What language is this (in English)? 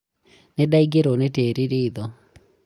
Kikuyu